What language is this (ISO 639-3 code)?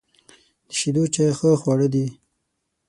pus